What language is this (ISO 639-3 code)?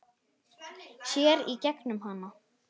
isl